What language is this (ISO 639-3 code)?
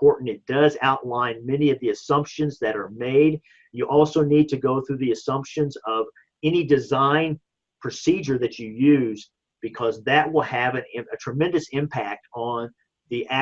eng